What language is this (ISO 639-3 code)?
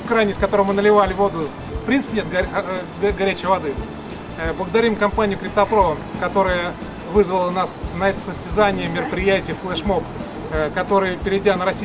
rus